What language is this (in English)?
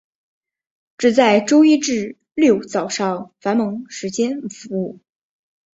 Chinese